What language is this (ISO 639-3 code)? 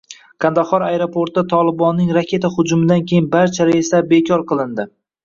uzb